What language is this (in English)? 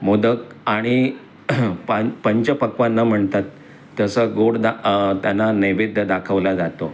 Marathi